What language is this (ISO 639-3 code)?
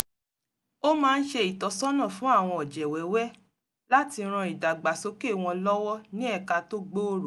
yor